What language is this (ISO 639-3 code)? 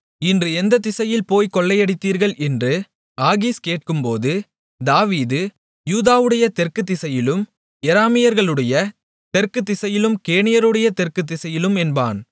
tam